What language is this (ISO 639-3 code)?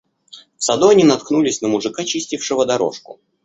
rus